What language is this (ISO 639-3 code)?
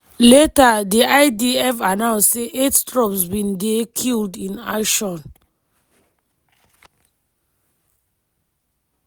pcm